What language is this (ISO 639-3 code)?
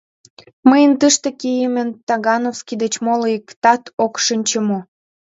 chm